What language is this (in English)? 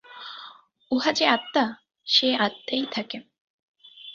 Bangla